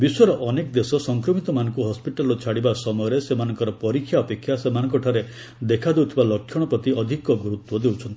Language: Odia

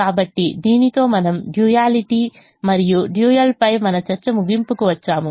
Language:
Telugu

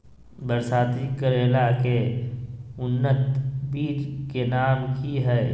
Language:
Magahi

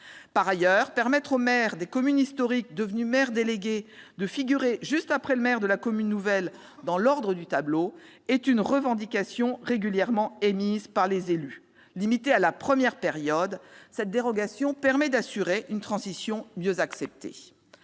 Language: French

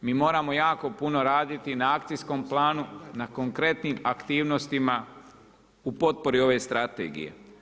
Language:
Croatian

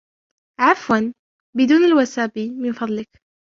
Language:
Arabic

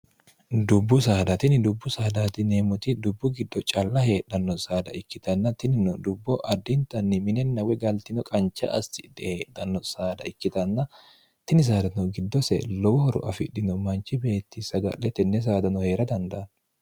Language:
Sidamo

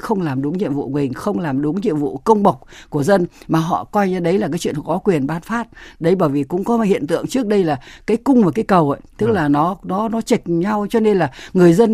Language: Vietnamese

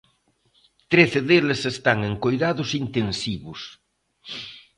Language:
Galician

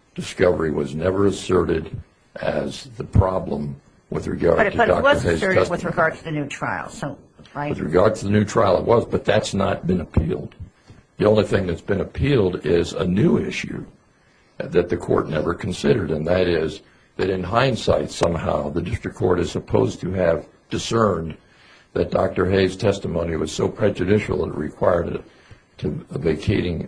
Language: English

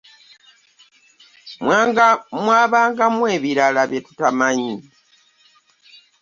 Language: Ganda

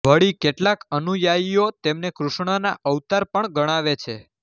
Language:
Gujarati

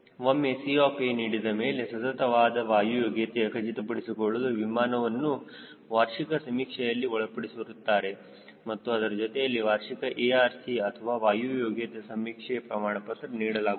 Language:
Kannada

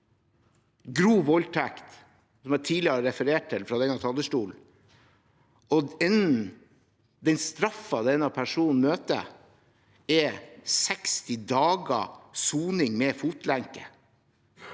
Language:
Norwegian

